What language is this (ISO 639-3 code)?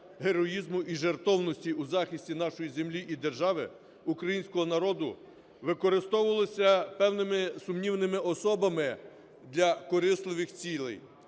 ukr